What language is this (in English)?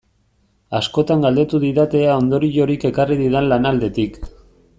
Basque